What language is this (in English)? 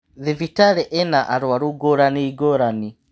Kikuyu